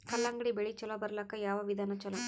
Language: Kannada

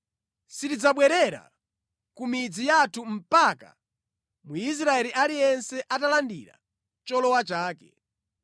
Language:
Nyanja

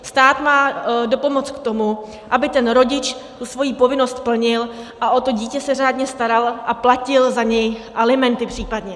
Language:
Czech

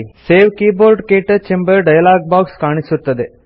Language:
Kannada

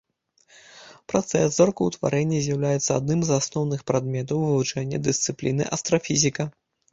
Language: Belarusian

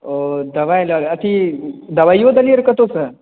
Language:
Maithili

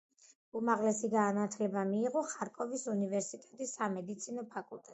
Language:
Georgian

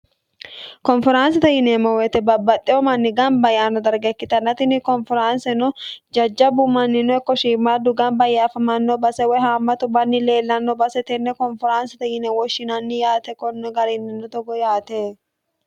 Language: Sidamo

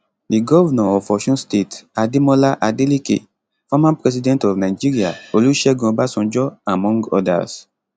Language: Nigerian Pidgin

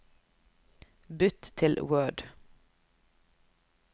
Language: Norwegian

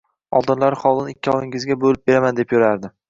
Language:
Uzbek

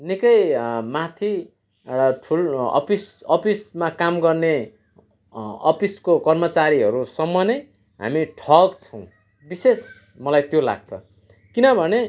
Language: Nepali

